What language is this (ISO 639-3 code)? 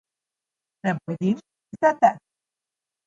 slv